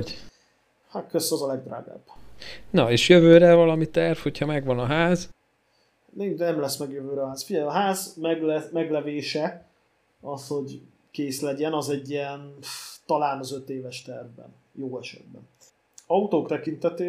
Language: Hungarian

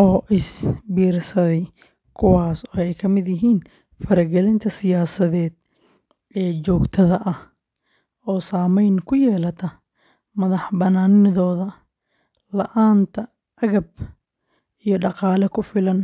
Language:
Somali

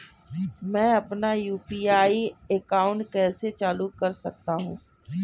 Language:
Hindi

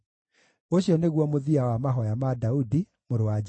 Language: Kikuyu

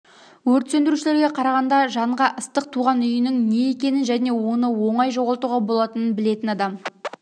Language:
Kazakh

